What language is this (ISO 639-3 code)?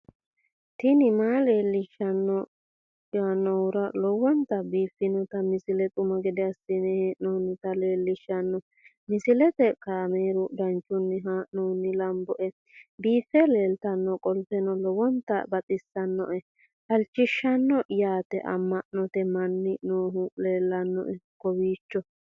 sid